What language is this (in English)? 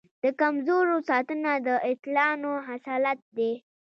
Pashto